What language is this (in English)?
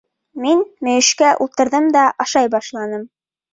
Bashkir